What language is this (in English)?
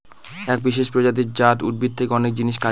Bangla